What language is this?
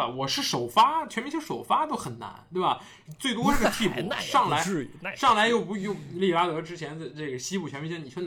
Chinese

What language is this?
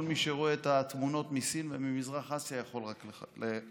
Hebrew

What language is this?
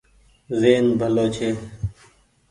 Goaria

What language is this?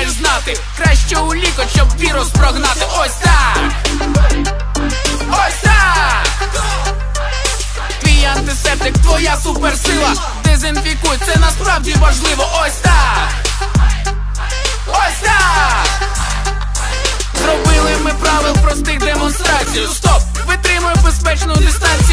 Russian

